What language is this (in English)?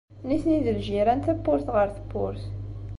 Kabyle